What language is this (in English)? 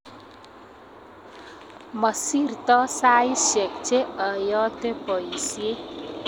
Kalenjin